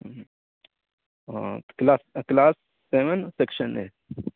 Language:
Urdu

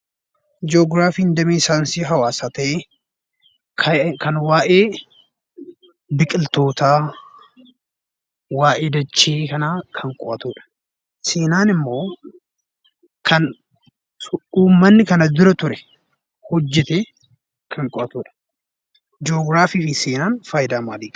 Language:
Oromo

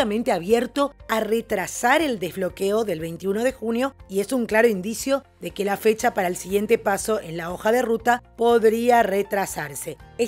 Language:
Spanish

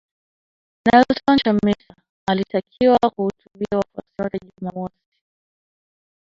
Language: Swahili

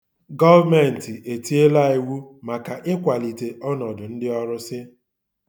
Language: Igbo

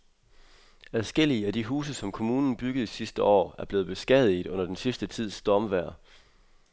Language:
Danish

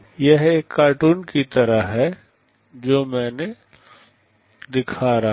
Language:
Hindi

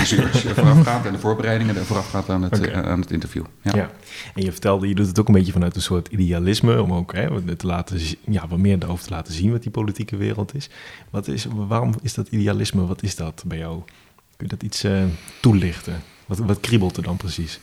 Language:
Dutch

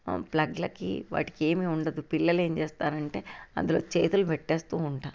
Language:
Telugu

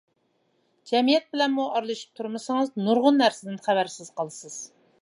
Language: Uyghur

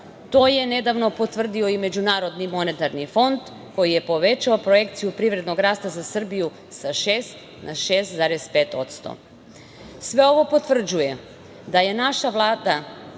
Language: Serbian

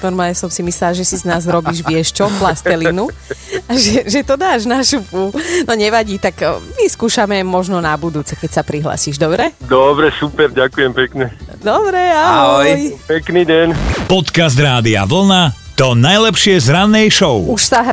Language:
Slovak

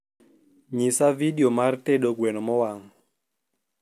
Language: Luo (Kenya and Tanzania)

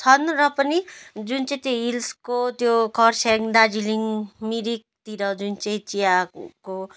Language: Nepali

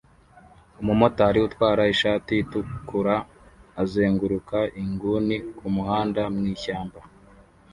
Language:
Kinyarwanda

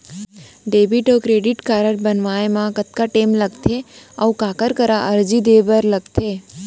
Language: Chhattisgarhi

